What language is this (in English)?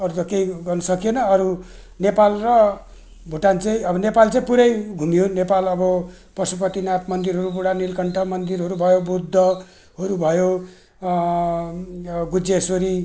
Nepali